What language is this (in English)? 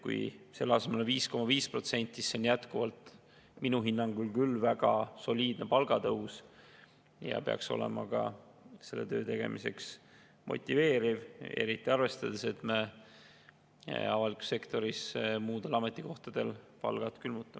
Estonian